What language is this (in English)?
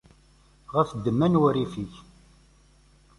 Kabyle